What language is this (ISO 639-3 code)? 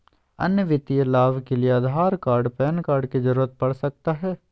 mag